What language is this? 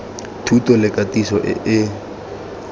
Tswana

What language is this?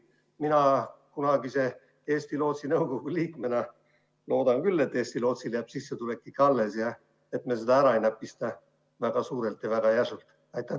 Estonian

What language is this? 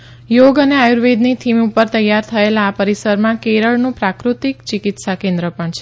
Gujarati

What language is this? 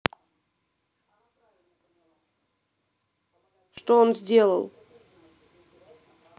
Russian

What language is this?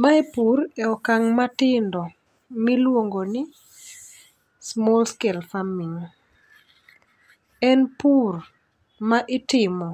Luo (Kenya and Tanzania)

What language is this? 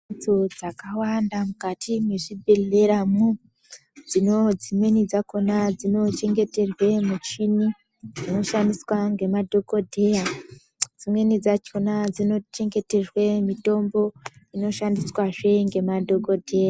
Ndau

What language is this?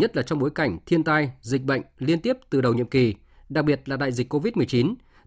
Vietnamese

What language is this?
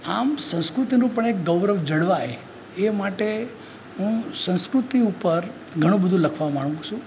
Gujarati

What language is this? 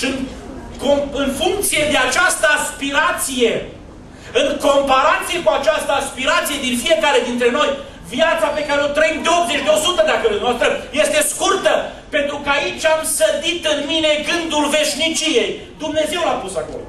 Romanian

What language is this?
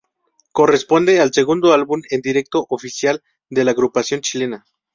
Spanish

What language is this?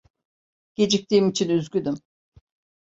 Turkish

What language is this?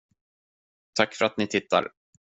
Swedish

